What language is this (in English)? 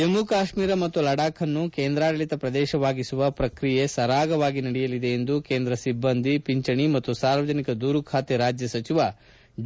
Kannada